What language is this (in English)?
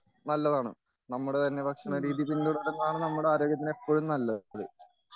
Malayalam